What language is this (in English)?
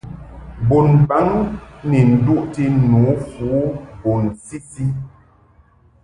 Mungaka